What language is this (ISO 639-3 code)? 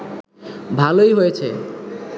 ben